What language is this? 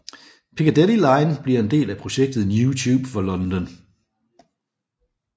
Danish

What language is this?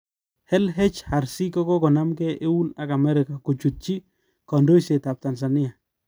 Kalenjin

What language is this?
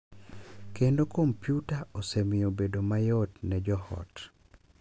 Luo (Kenya and Tanzania)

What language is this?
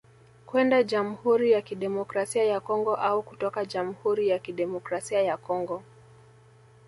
Swahili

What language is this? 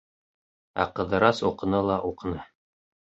Bashkir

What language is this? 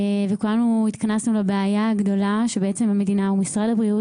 Hebrew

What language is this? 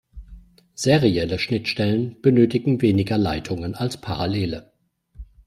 German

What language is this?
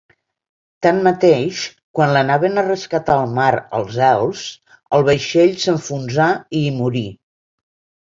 Catalan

